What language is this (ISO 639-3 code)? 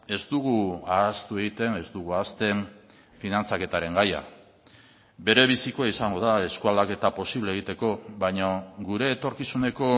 eus